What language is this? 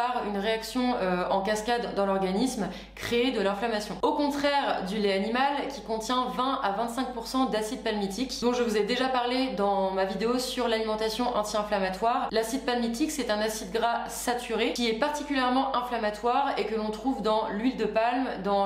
French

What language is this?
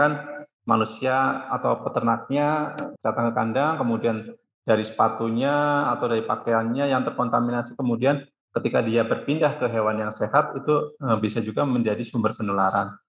Indonesian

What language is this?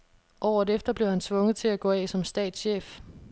Danish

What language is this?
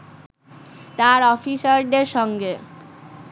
Bangla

